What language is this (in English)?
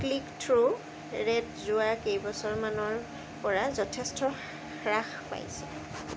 Assamese